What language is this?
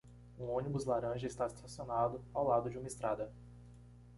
Portuguese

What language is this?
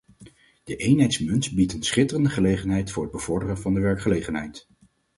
Dutch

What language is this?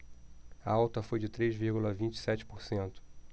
Portuguese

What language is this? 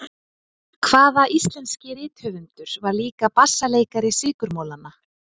Icelandic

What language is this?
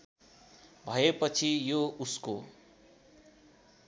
Nepali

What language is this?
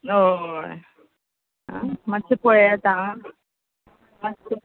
Konkani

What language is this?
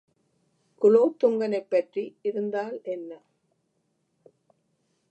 Tamil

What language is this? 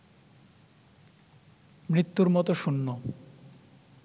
Bangla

